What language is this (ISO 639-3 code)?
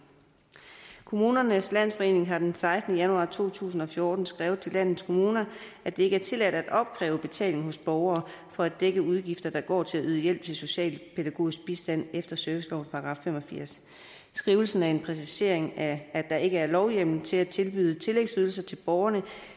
dan